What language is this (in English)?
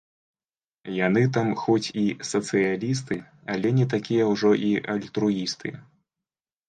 Belarusian